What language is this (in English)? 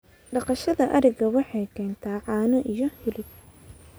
Somali